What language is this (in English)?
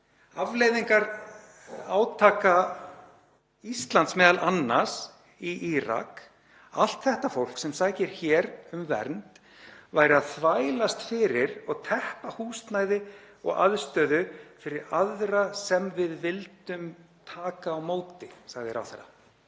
Icelandic